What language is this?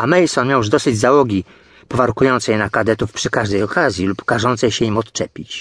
Polish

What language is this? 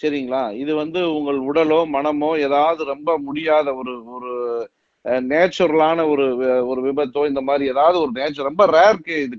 Tamil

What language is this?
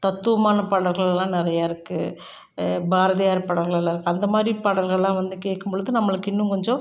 Tamil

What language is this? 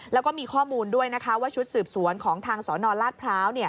Thai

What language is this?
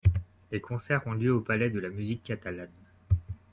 French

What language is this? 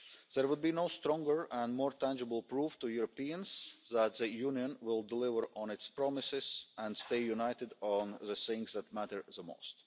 English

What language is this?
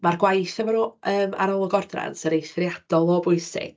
Welsh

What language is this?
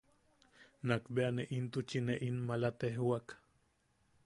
Yaqui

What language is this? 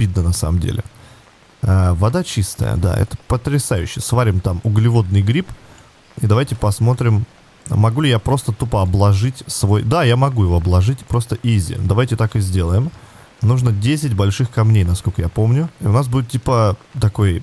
Russian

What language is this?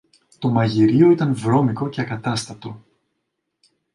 Greek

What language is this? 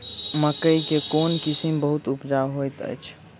Maithili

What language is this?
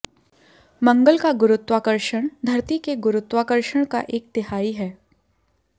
Hindi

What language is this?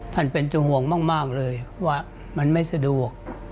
Thai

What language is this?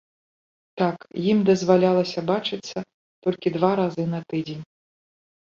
Belarusian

